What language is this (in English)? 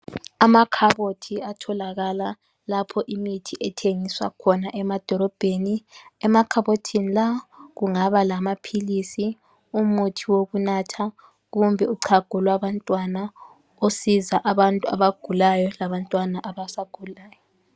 North Ndebele